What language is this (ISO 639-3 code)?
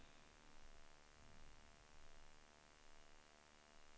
swe